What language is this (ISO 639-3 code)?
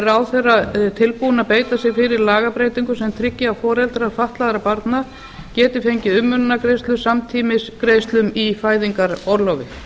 isl